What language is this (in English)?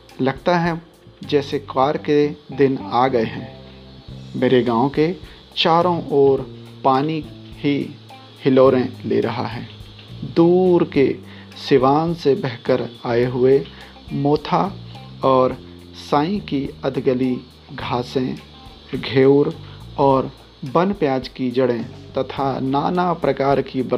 Hindi